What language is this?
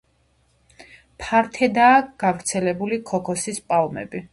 Georgian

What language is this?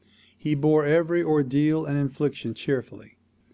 English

